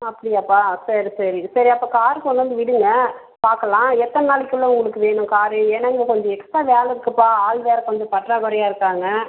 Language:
Tamil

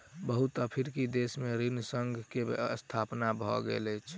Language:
Maithili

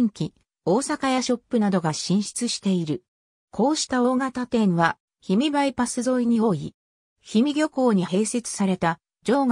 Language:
Japanese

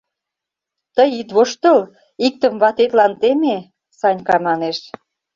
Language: Mari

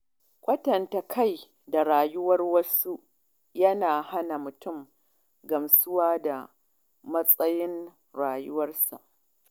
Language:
Hausa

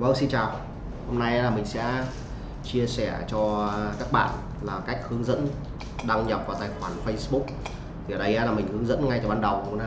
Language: Vietnamese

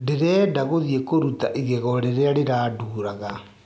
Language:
Kikuyu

